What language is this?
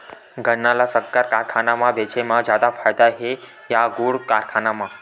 Chhattisgarhi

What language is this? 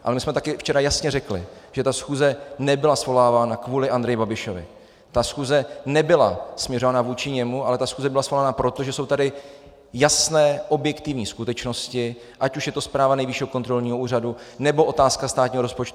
Czech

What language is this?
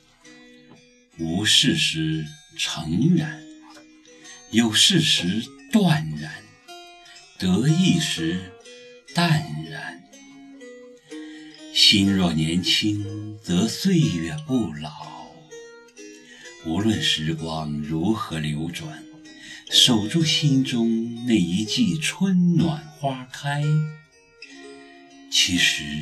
Chinese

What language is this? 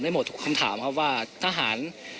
Thai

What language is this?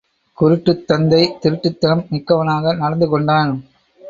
Tamil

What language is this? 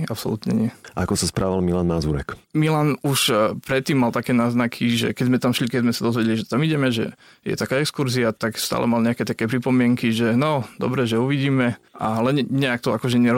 Slovak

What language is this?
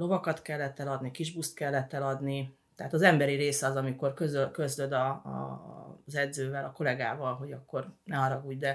Hungarian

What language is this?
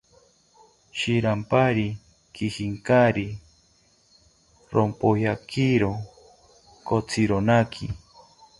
South Ucayali Ashéninka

